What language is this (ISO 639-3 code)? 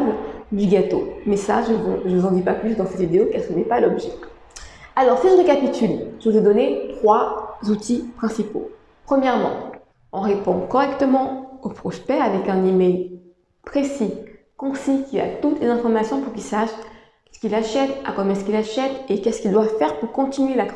fra